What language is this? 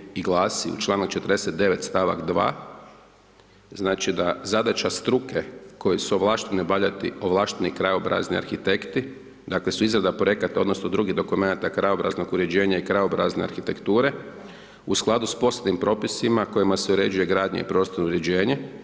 Croatian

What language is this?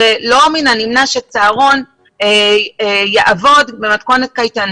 Hebrew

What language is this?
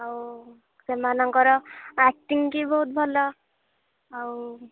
Odia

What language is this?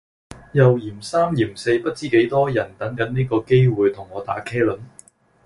Cantonese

